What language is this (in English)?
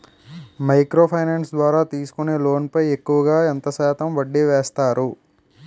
Telugu